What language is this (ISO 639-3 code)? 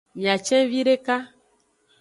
ajg